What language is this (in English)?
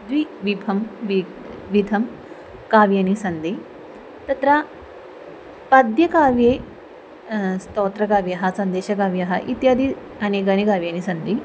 Sanskrit